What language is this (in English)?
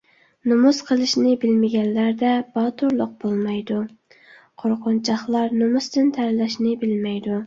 Uyghur